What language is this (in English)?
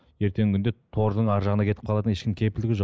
Kazakh